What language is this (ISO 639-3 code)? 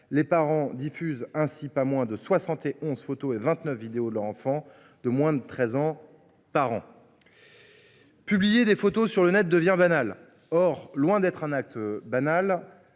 fra